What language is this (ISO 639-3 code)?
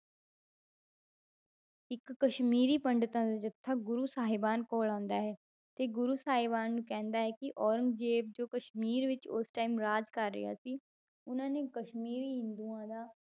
pan